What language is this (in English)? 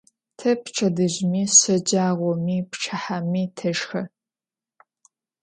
Adyghe